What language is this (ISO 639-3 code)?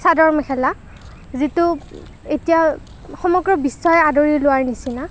asm